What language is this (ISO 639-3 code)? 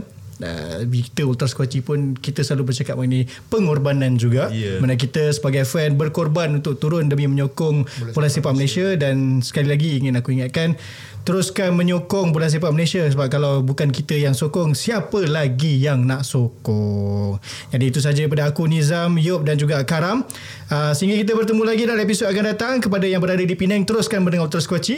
msa